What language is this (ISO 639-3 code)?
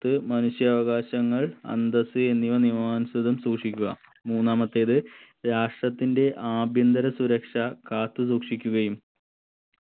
mal